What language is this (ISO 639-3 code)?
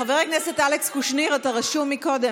heb